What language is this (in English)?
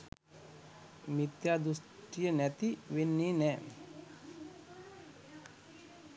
Sinhala